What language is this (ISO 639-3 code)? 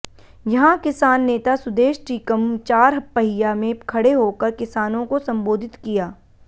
hin